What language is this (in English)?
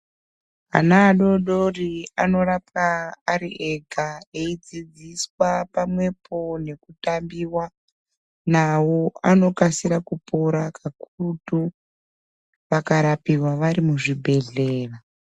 Ndau